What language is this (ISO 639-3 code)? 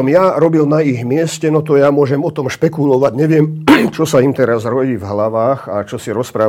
slk